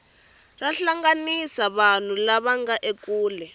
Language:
Tsonga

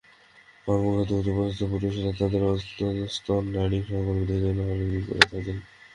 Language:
Bangla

